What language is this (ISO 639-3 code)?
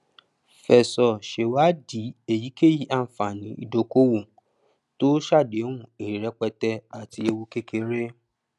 yor